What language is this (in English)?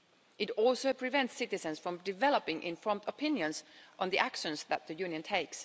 English